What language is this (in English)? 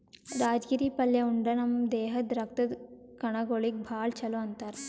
Kannada